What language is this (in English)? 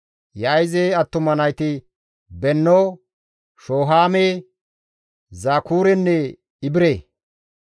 Gamo